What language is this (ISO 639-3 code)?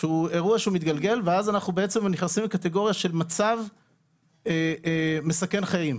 heb